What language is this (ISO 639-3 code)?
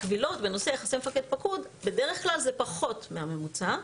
heb